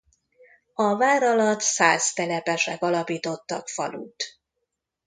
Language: Hungarian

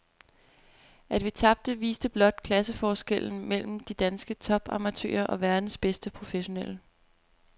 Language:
Danish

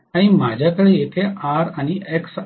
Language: Marathi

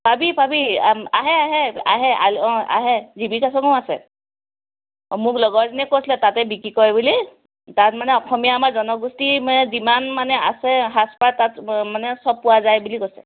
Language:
Assamese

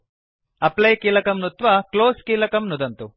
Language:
Sanskrit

